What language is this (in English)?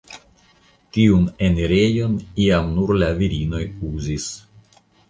Esperanto